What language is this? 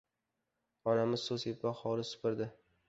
Uzbek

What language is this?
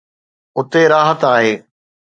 Sindhi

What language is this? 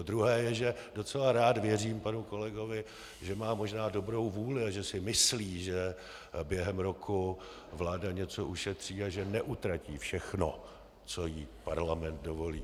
Czech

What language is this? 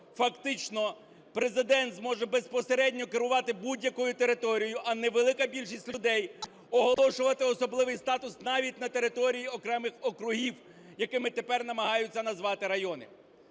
Ukrainian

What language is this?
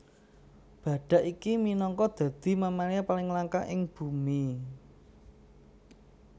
Javanese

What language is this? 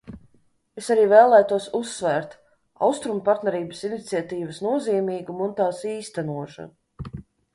Latvian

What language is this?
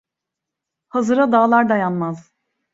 Turkish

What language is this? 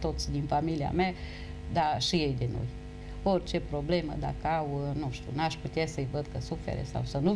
Romanian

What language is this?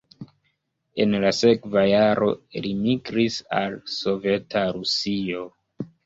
Esperanto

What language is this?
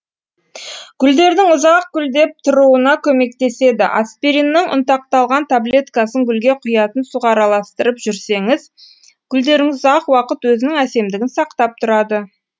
Kazakh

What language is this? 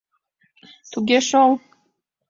Mari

